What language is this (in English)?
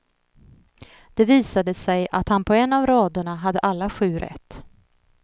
Swedish